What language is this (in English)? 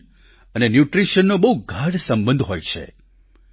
Gujarati